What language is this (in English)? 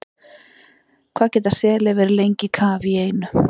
Icelandic